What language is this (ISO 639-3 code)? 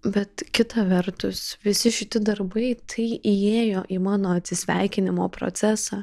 lit